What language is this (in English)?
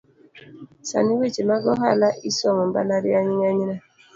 Luo (Kenya and Tanzania)